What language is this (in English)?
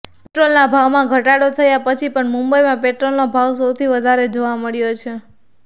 Gujarati